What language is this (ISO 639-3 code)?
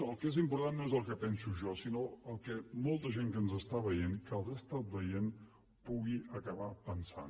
cat